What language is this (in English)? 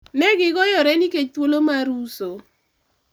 Luo (Kenya and Tanzania)